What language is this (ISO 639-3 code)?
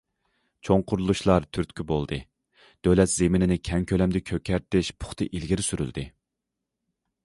uig